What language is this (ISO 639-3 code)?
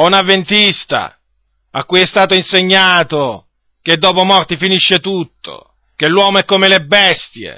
ita